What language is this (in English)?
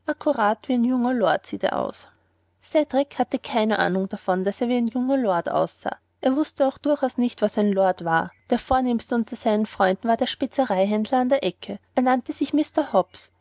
German